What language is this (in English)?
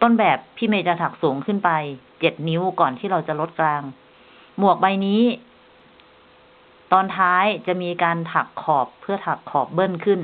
Thai